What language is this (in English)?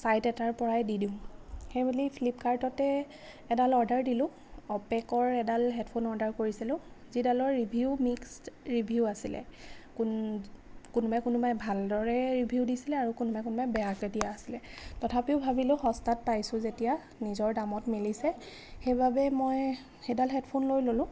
Assamese